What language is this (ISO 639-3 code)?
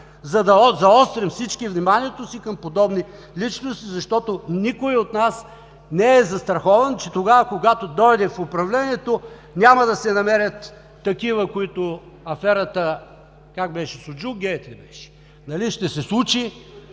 bul